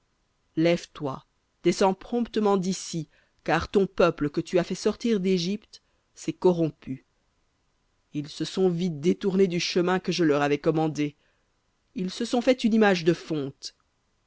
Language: French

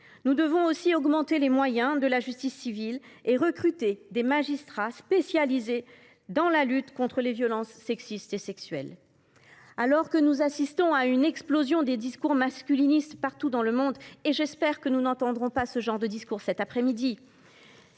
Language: French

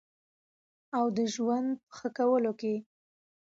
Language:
Pashto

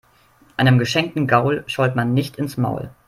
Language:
German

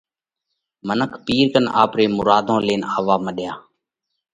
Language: Parkari Koli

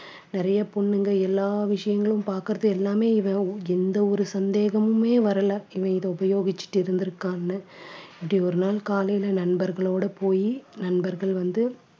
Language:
Tamil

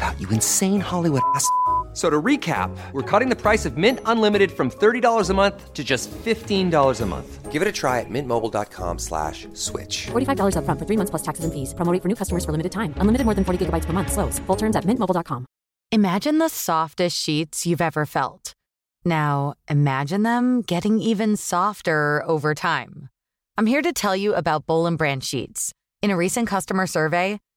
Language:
Urdu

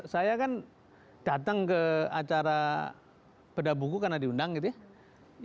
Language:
Indonesian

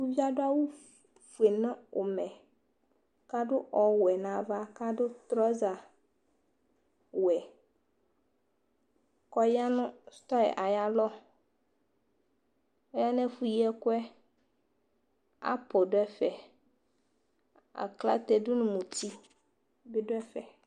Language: Ikposo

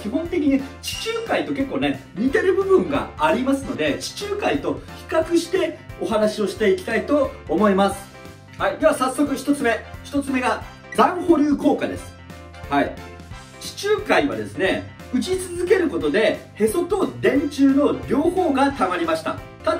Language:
Japanese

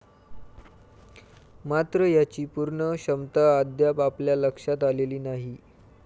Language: Marathi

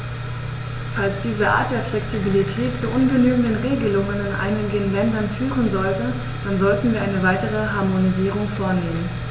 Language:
German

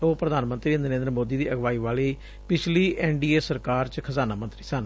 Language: Punjabi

